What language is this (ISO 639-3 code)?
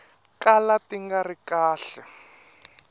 tso